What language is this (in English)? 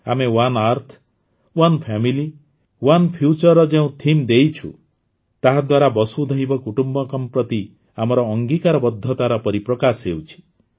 Odia